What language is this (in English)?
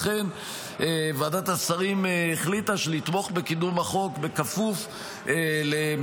Hebrew